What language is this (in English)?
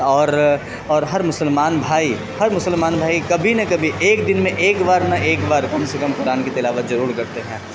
Urdu